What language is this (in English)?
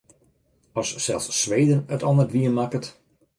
Western Frisian